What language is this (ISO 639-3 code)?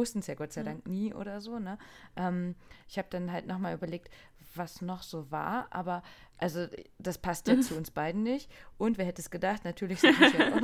deu